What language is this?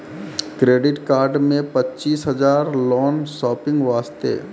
Maithili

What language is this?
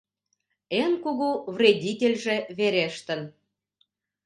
Mari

